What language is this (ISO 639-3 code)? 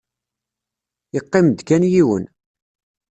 kab